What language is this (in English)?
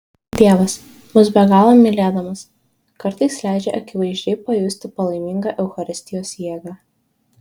Lithuanian